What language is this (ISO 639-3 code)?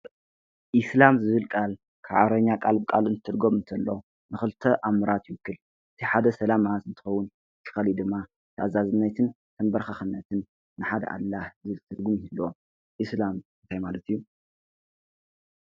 tir